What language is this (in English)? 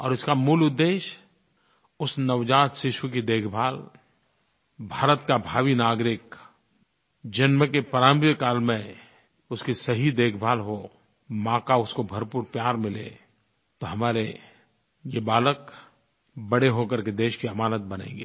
Hindi